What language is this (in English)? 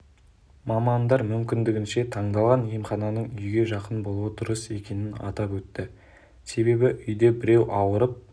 Kazakh